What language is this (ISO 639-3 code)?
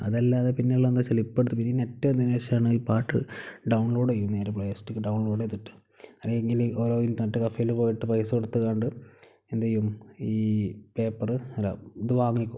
mal